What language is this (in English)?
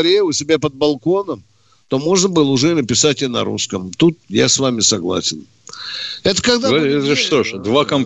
Russian